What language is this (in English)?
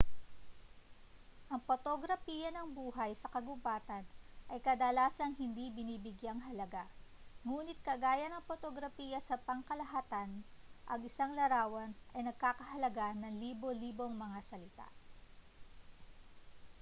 Filipino